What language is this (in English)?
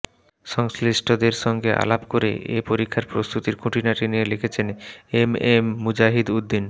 Bangla